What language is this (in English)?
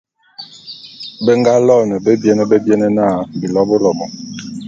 Bulu